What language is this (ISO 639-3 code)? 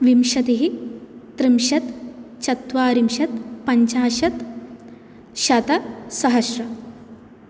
san